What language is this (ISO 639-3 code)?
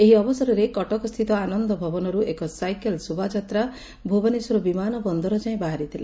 ori